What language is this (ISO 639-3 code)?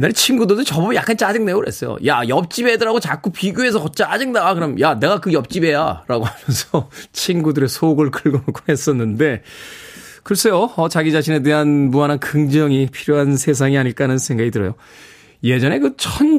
kor